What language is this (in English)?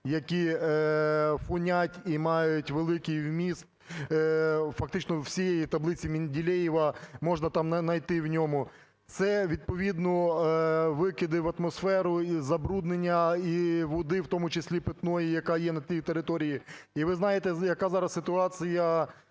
Ukrainian